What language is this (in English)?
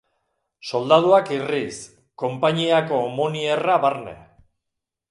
Basque